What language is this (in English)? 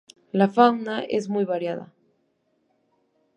Spanish